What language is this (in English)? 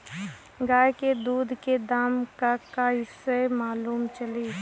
Bhojpuri